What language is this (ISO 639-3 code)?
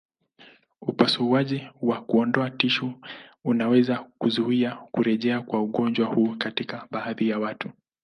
swa